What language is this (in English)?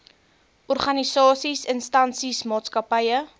Afrikaans